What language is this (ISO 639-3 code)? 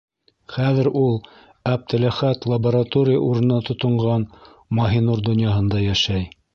bak